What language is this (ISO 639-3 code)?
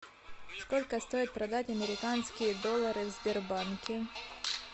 rus